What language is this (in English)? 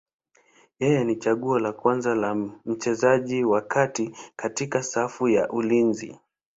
Swahili